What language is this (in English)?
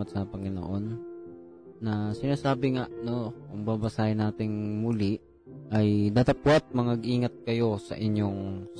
Filipino